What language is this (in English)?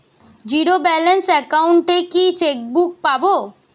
Bangla